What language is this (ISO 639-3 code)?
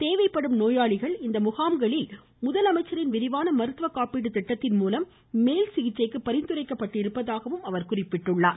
tam